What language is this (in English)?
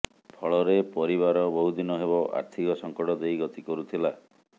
Odia